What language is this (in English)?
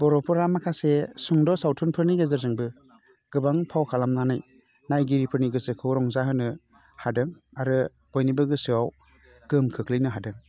Bodo